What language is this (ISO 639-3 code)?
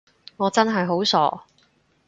yue